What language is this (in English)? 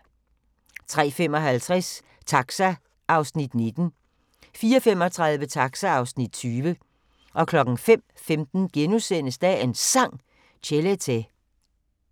Danish